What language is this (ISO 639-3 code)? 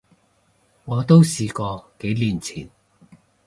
yue